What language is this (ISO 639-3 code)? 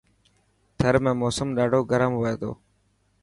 mki